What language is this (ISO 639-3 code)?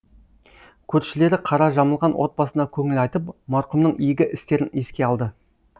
kaz